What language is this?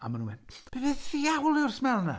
Welsh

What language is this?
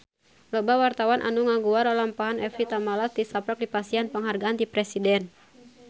Sundanese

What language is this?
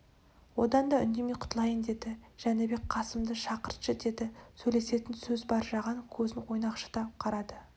Kazakh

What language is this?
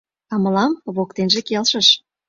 Mari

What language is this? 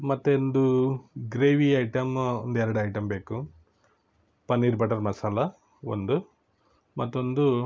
Kannada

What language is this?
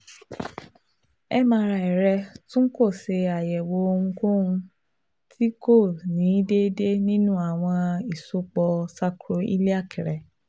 Yoruba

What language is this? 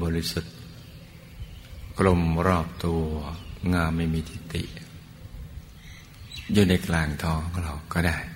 Thai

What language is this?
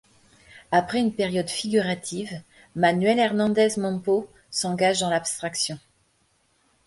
French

